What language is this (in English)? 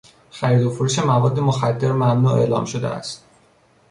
Persian